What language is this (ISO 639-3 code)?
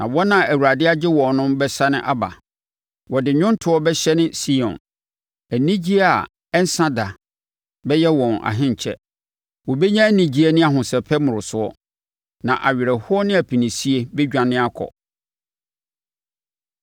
aka